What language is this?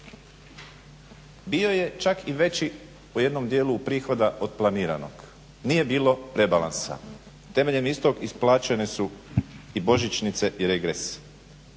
Croatian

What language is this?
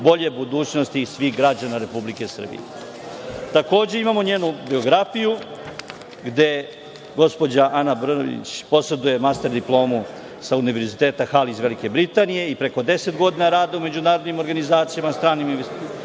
Serbian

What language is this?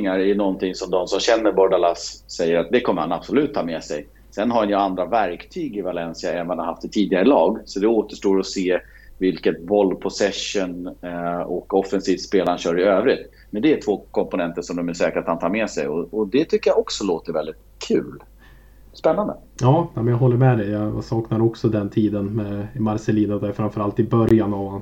Swedish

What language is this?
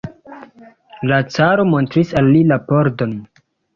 Esperanto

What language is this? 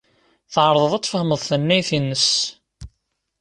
Kabyle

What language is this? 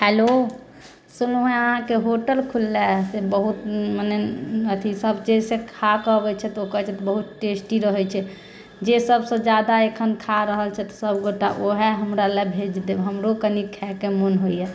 Maithili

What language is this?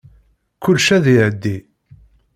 Kabyle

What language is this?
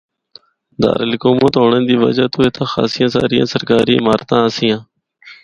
Northern Hindko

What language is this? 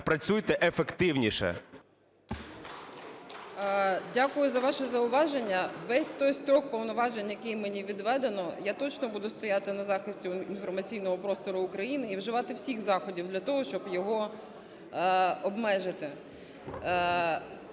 Ukrainian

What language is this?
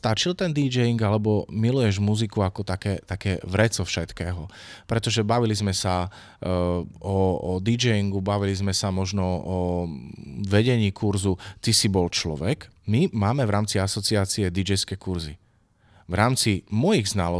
Slovak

